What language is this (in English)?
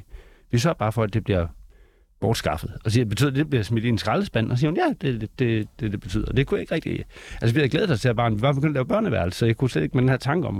Danish